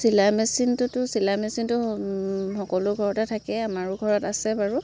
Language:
Assamese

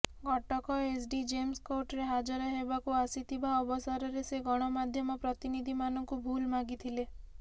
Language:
Odia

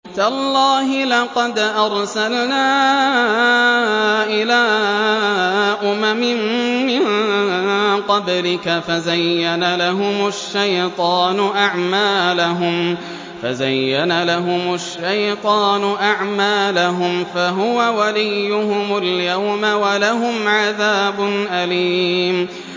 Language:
Arabic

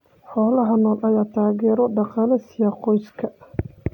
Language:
Somali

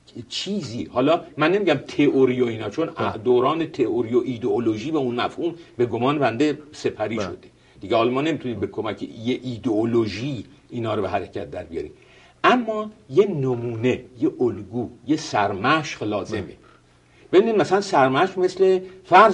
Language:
Persian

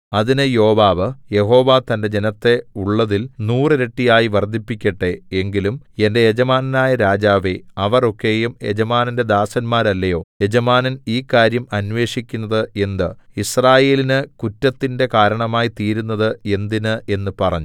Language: Malayalam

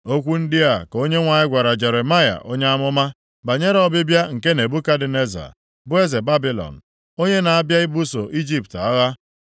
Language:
Igbo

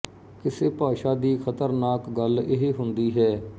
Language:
Punjabi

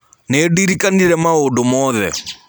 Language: Kikuyu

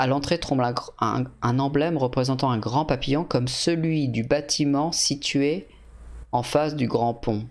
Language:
French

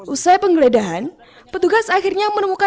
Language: Indonesian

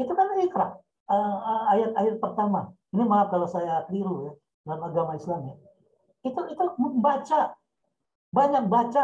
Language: Indonesian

